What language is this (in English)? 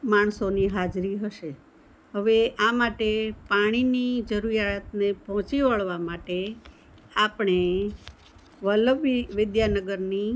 Gujarati